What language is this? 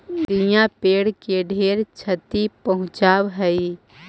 Magahi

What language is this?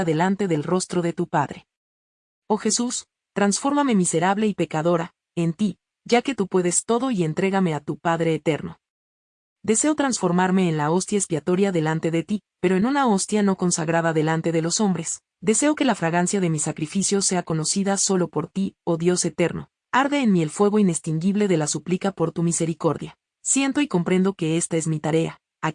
Spanish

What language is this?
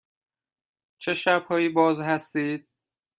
Persian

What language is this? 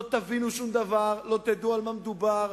Hebrew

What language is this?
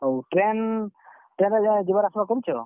Odia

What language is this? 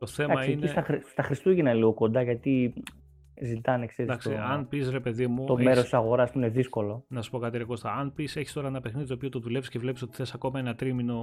Greek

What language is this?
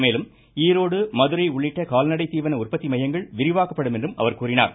Tamil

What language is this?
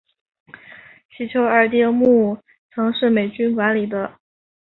Chinese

